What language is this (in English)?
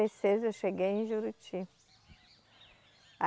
Portuguese